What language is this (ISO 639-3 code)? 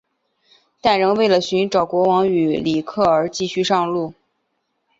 zho